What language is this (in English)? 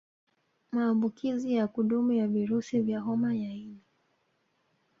Swahili